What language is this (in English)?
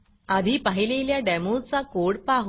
Marathi